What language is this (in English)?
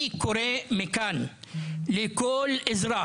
Hebrew